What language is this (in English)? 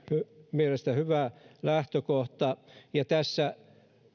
Finnish